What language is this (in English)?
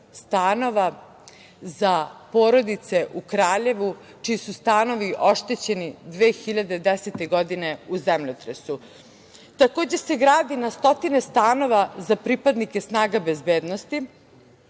Serbian